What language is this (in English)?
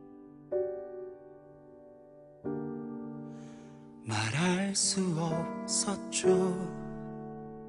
Korean